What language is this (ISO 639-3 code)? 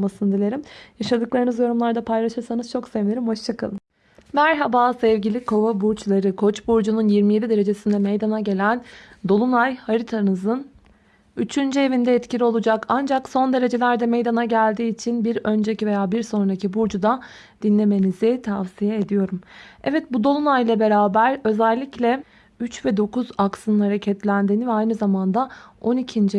tur